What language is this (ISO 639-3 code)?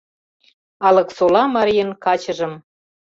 chm